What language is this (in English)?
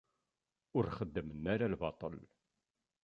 Kabyle